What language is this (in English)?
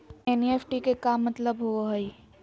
Magahi